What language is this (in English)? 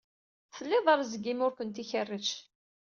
Kabyle